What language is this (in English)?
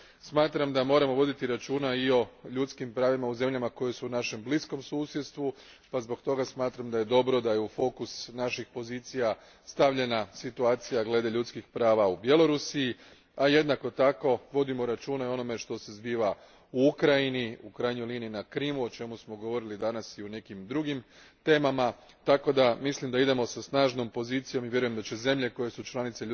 Croatian